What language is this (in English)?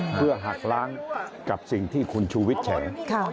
Thai